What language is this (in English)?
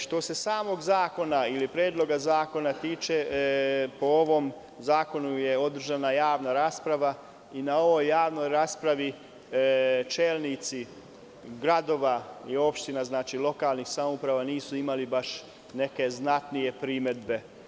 Serbian